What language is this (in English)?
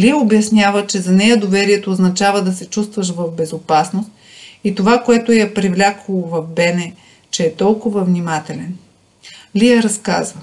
Bulgarian